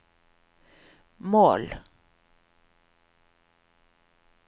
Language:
Norwegian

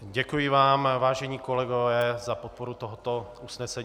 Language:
Czech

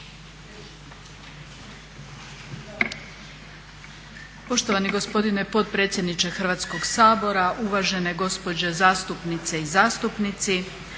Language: Croatian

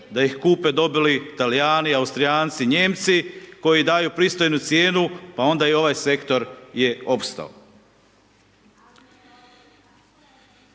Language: Croatian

